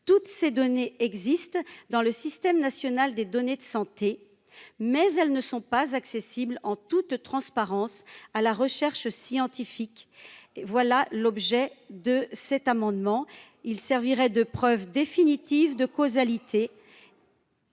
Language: French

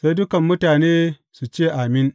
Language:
Hausa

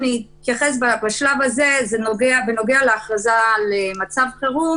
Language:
Hebrew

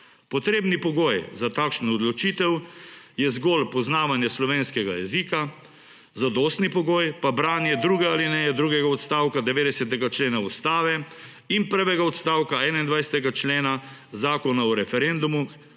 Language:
Slovenian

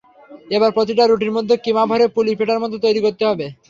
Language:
Bangla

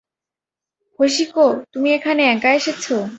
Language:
Bangla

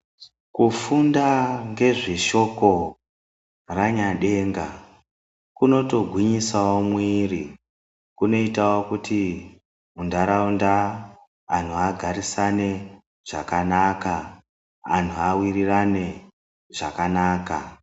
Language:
Ndau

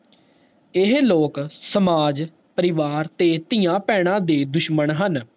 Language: Punjabi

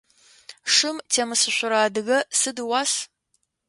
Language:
Adyghe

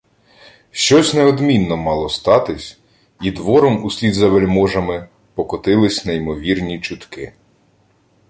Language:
Ukrainian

